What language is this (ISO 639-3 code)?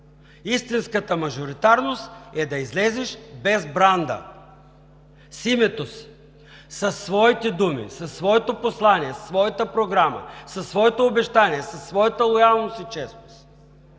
bul